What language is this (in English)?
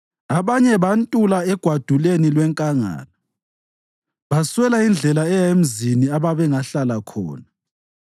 North Ndebele